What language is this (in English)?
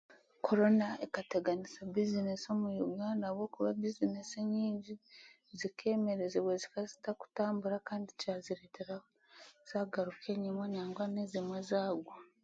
Chiga